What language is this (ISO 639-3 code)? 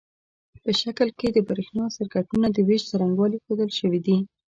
pus